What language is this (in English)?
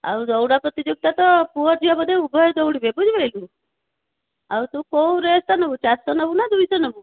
Odia